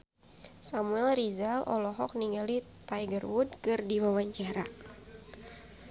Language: Sundanese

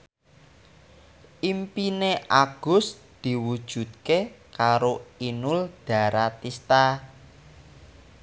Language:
Javanese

